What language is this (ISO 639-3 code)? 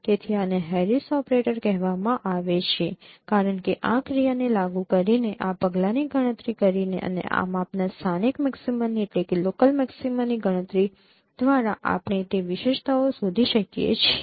guj